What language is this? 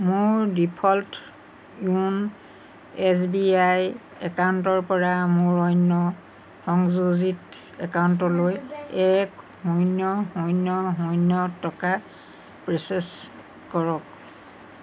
Assamese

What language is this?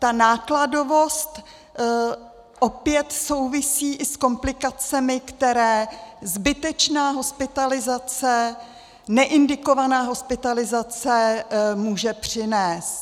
Czech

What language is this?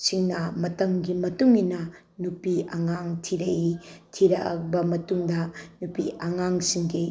Manipuri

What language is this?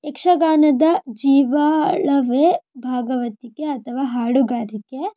Kannada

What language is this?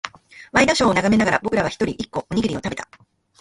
Japanese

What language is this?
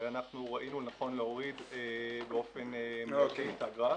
Hebrew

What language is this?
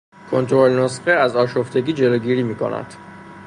Persian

